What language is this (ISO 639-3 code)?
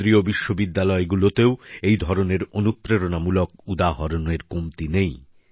ben